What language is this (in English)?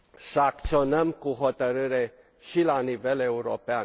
Romanian